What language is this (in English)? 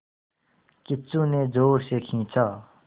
Hindi